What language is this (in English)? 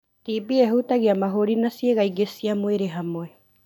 Kikuyu